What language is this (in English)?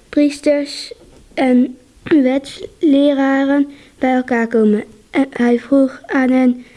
Dutch